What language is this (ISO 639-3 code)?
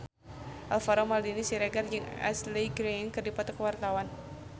sun